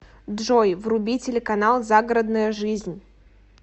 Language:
Russian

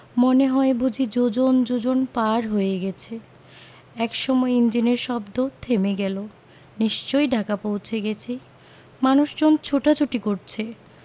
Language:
Bangla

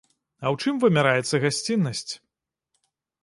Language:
Belarusian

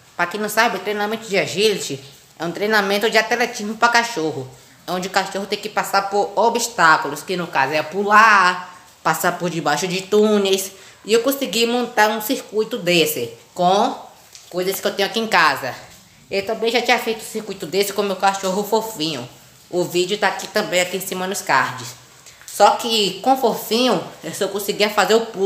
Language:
Portuguese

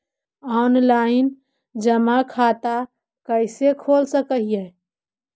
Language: Magahi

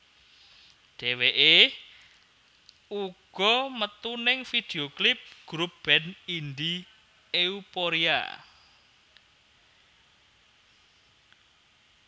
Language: Javanese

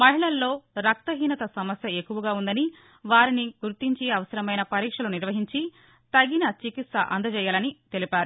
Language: Telugu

